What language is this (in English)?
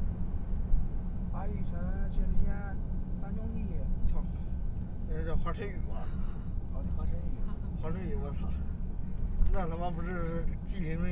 Chinese